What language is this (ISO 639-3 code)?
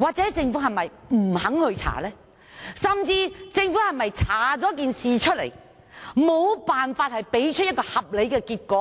yue